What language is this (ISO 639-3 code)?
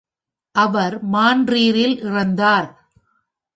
tam